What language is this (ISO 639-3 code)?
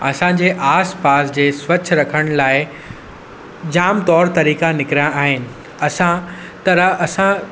snd